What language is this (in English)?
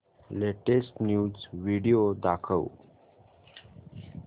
Marathi